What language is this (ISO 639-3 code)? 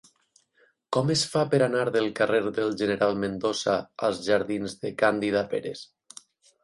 cat